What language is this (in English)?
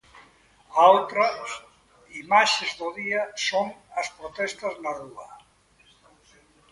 Galician